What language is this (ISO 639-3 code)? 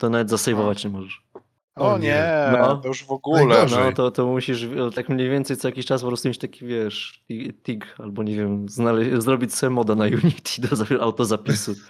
pol